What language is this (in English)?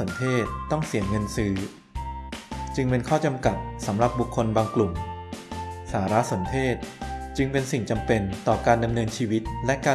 Thai